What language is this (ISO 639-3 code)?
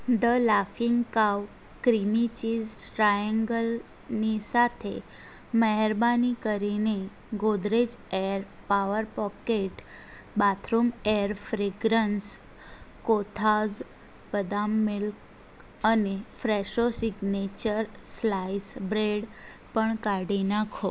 guj